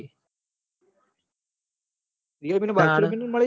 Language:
Gujarati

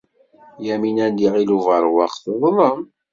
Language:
Kabyle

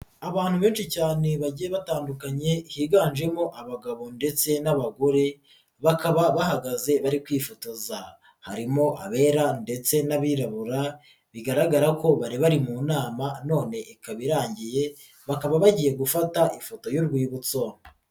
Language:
Kinyarwanda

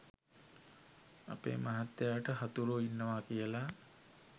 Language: Sinhala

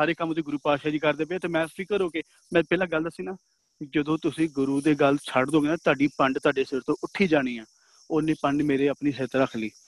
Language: Punjabi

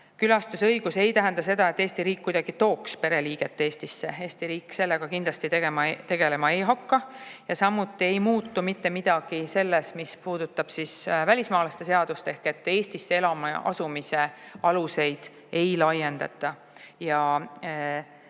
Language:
Estonian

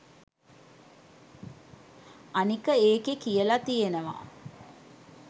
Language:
Sinhala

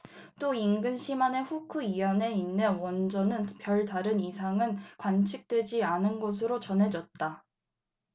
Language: Korean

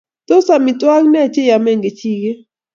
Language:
Kalenjin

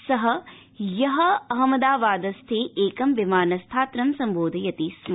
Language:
Sanskrit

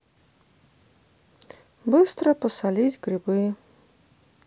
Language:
Russian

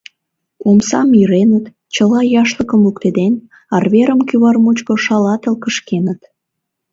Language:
Mari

